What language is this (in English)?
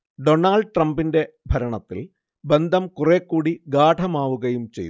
Malayalam